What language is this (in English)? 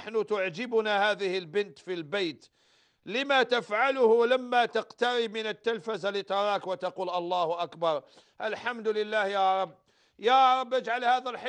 Arabic